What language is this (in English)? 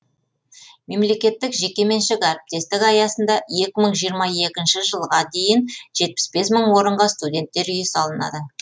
Kazakh